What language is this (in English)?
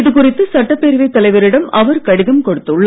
Tamil